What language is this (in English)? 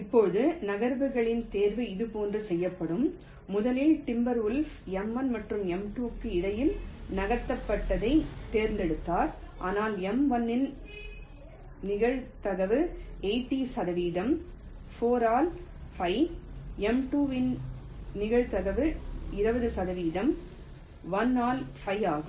Tamil